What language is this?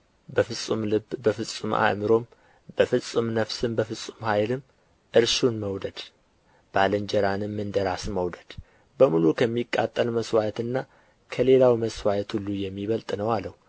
Amharic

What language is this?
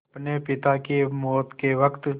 Hindi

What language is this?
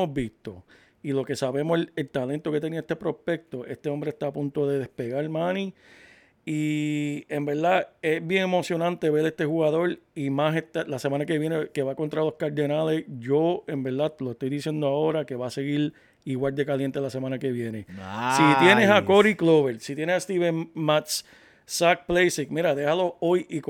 Spanish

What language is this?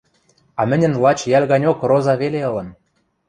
Western Mari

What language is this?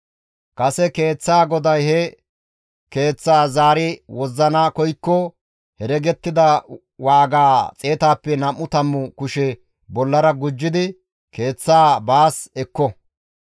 Gamo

